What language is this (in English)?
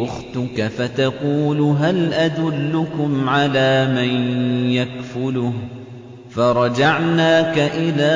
Arabic